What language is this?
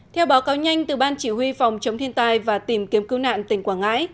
Vietnamese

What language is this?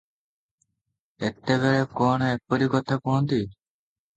Odia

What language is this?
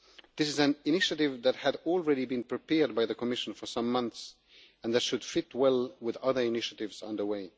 English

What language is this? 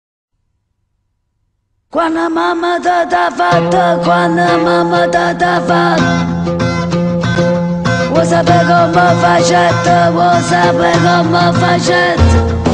Romanian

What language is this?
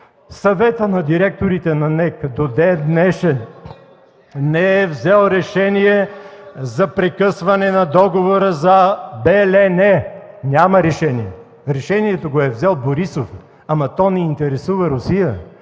Bulgarian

